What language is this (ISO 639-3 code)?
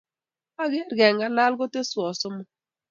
kln